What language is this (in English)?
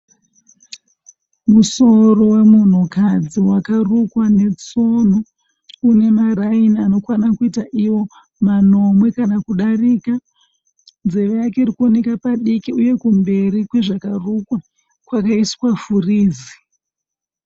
Shona